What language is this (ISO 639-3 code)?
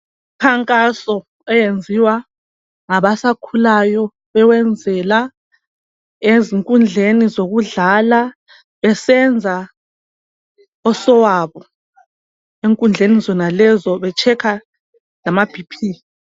nde